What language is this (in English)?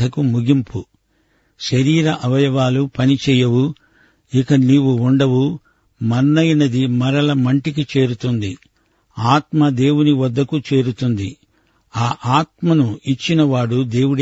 Telugu